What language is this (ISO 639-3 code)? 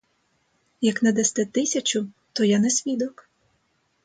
ukr